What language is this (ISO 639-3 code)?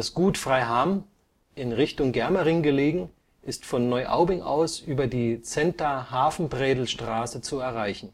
deu